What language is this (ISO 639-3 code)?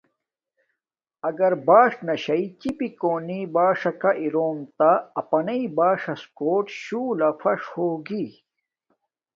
dmk